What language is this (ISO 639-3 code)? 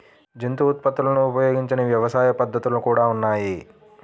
tel